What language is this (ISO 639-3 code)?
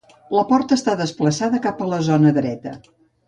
cat